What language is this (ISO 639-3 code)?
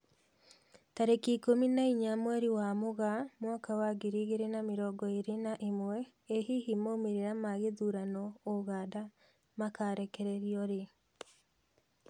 kik